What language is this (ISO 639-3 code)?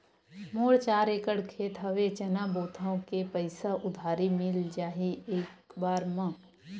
hne